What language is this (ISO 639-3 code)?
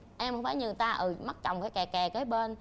vie